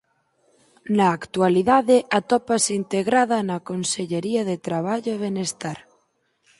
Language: Galician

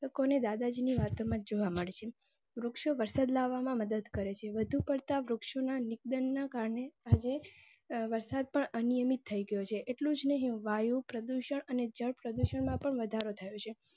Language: Gujarati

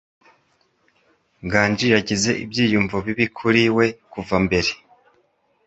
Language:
Kinyarwanda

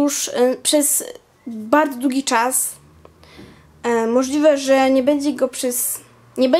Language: Polish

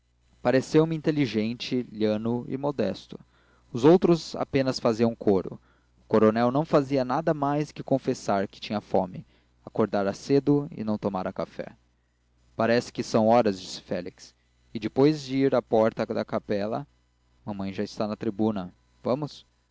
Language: Portuguese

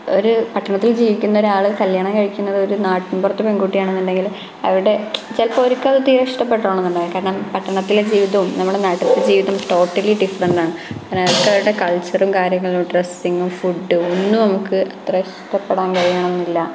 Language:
Malayalam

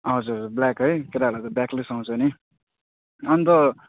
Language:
Nepali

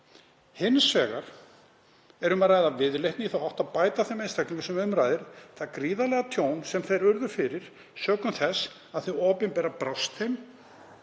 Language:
Icelandic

